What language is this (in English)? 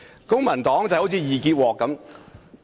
Cantonese